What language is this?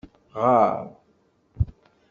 Kabyle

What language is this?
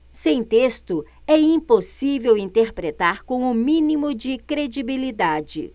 Portuguese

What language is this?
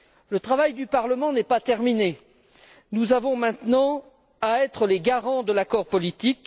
French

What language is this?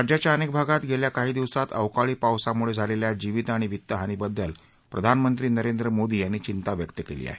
Marathi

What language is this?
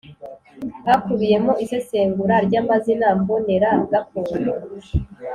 Kinyarwanda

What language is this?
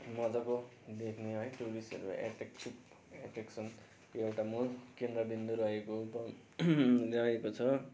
Nepali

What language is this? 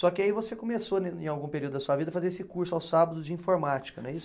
Portuguese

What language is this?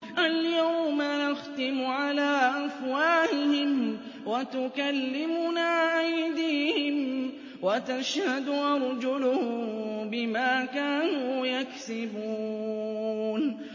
Arabic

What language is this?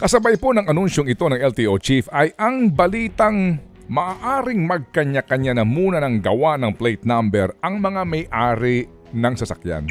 Filipino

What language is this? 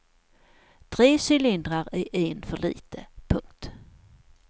Swedish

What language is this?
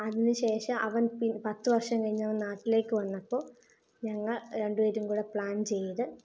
Malayalam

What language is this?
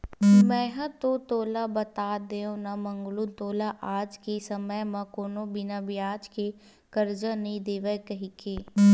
Chhattisgarhi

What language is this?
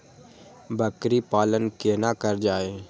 Maithili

